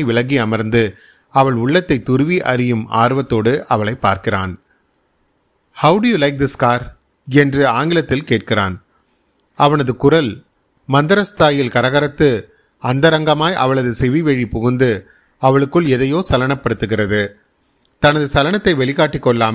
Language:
Tamil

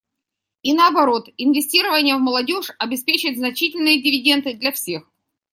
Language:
Russian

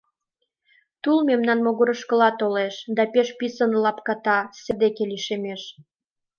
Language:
Mari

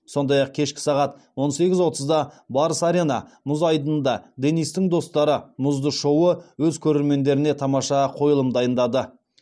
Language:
Kazakh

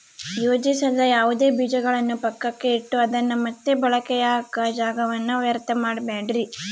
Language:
Kannada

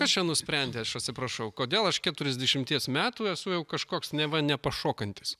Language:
Lithuanian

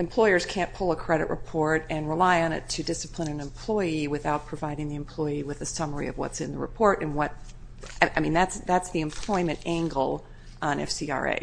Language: English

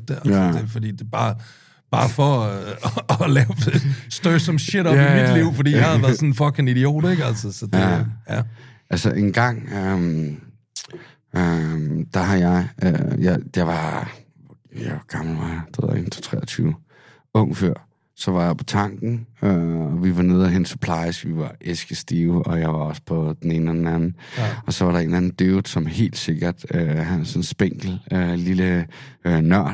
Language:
Danish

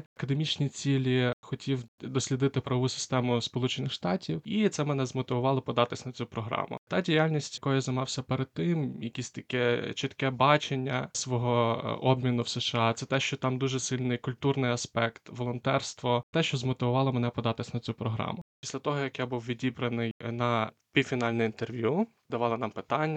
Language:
Ukrainian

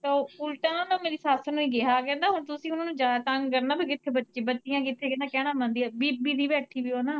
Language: Punjabi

